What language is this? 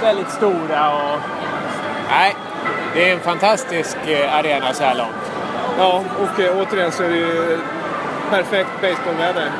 Swedish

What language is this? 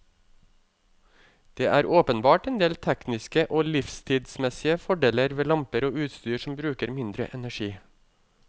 Norwegian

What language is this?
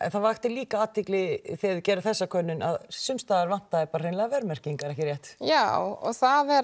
Icelandic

